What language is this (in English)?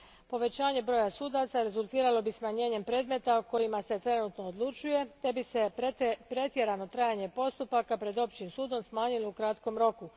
Croatian